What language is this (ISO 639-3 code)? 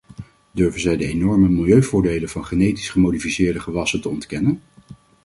nld